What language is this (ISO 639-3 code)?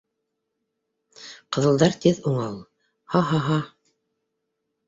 bak